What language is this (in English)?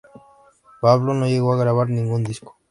Spanish